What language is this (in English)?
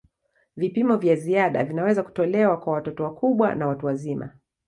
Swahili